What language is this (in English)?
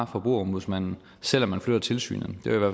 Danish